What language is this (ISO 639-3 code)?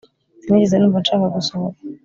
kin